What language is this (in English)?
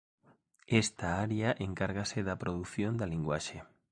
Galician